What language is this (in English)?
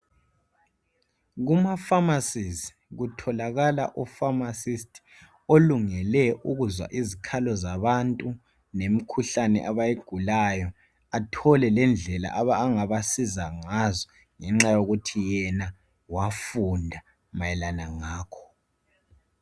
North Ndebele